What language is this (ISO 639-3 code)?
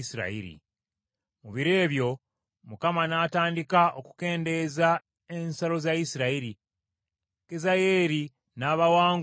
lug